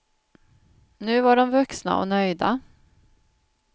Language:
Swedish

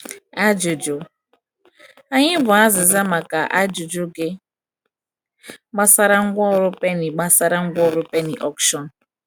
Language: Igbo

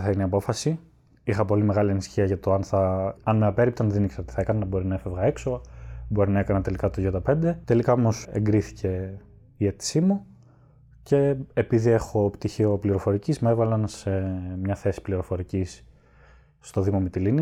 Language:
Greek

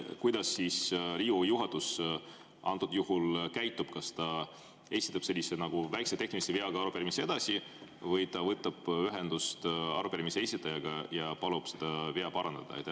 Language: Estonian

